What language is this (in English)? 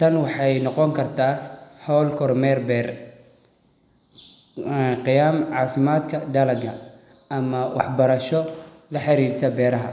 Somali